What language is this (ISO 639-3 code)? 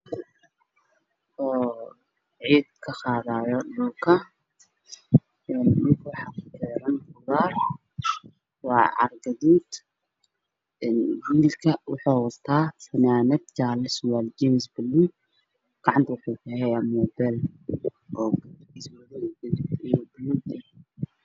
som